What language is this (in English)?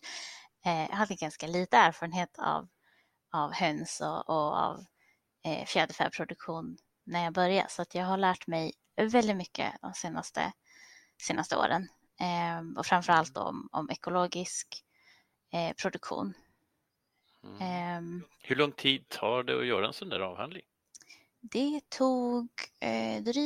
Swedish